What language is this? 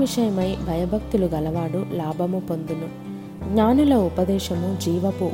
Telugu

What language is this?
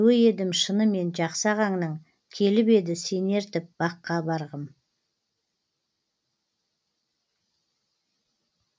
Kazakh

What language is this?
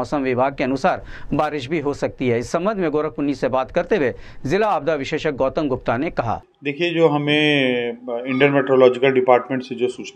Hindi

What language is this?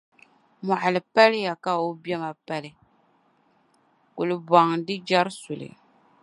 Dagbani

